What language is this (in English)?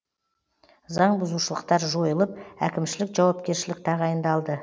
Kazakh